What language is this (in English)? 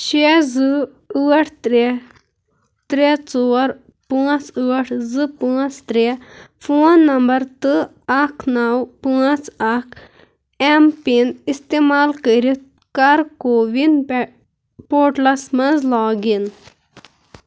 Kashmiri